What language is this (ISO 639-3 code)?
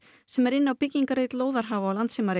isl